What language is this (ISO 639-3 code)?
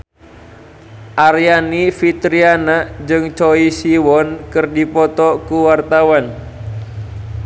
sun